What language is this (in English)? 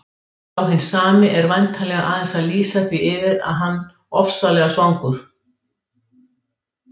Icelandic